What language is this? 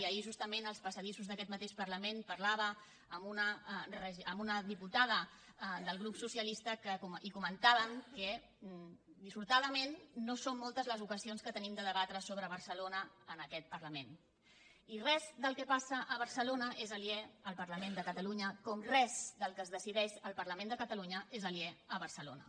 Catalan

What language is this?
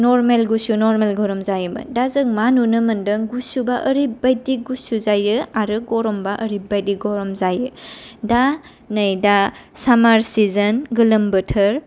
Bodo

